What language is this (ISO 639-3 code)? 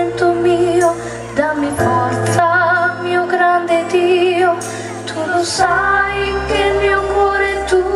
spa